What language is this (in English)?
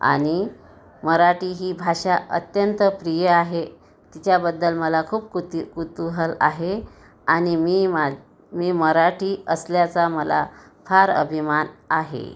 Marathi